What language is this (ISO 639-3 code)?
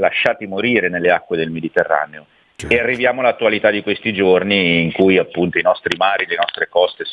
ita